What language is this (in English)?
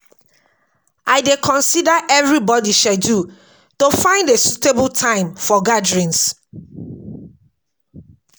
Nigerian Pidgin